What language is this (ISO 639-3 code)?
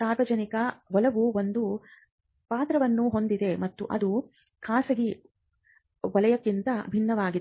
kan